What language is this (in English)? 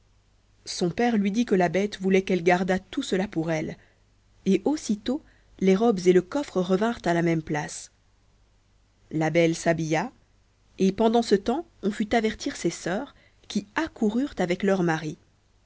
French